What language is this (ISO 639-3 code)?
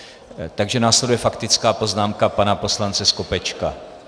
ces